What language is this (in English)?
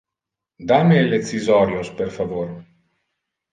Interlingua